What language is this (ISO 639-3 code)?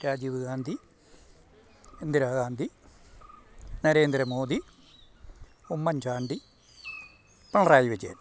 mal